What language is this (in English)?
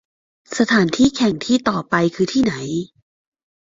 Thai